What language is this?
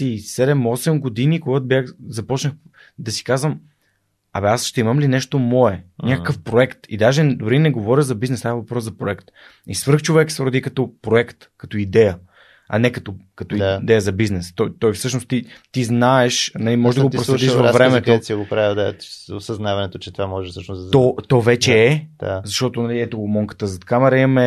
Bulgarian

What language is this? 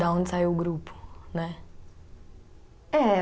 Portuguese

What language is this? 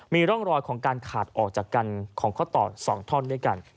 Thai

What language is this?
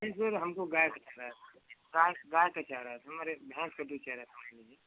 Hindi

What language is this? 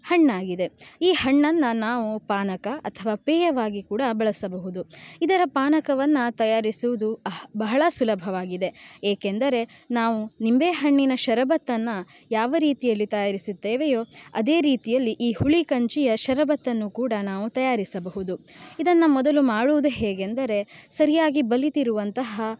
Kannada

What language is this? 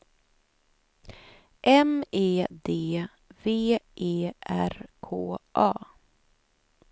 Swedish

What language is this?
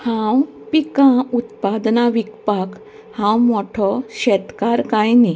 Konkani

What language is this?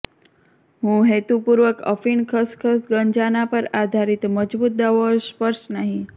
Gujarati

